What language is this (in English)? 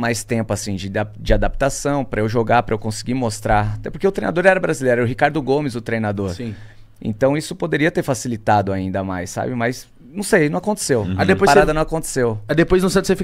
Portuguese